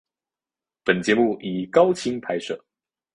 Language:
Chinese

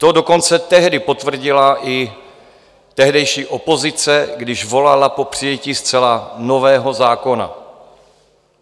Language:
Czech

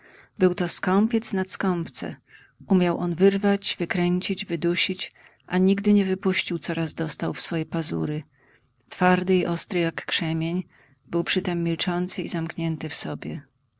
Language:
Polish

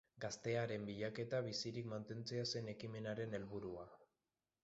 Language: Basque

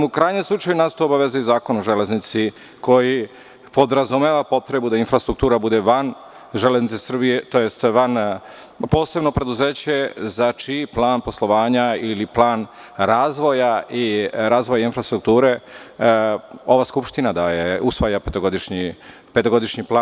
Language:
Serbian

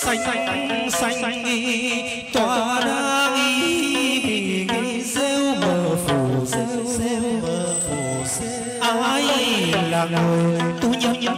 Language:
Thai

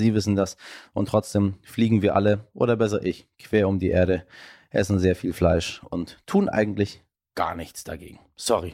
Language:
German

